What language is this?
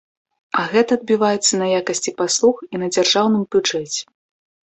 Belarusian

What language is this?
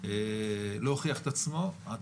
Hebrew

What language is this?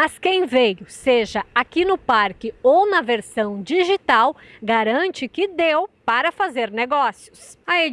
Portuguese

